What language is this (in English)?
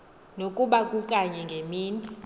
Xhosa